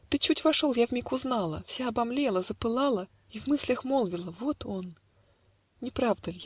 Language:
Russian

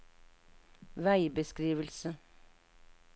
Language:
Norwegian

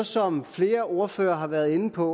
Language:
Danish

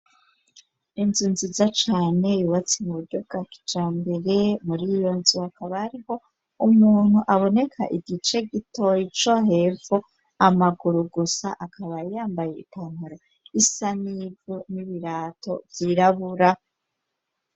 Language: Rundi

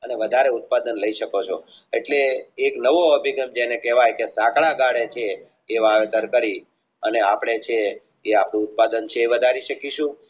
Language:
Gujarati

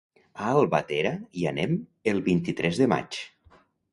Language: Catalan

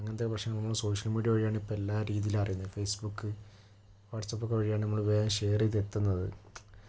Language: Malayalam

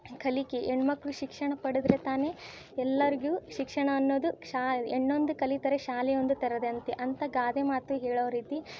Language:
Kannada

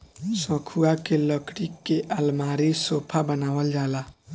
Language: Bhojpuri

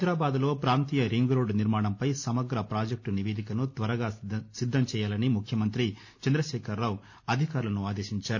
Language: Telugu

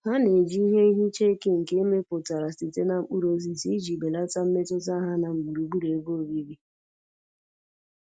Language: Igbo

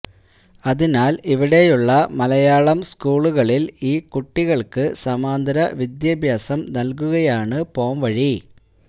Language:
Malayalam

